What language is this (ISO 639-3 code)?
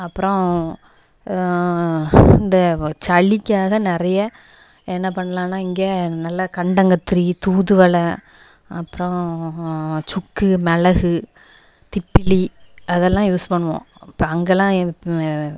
tam